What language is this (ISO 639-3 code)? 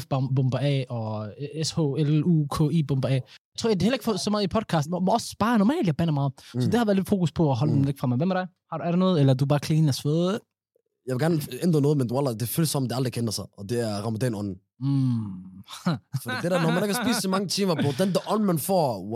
dan